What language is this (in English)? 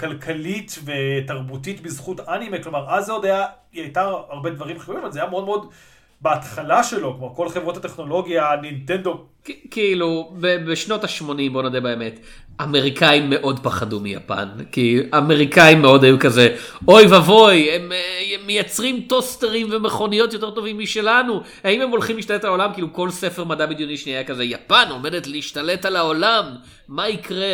Hebrew